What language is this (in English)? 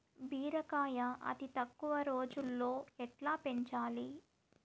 Telugu